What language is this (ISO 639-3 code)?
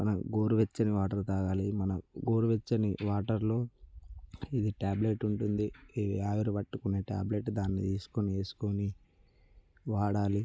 tel